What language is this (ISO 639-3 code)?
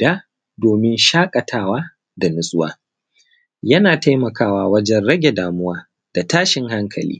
hau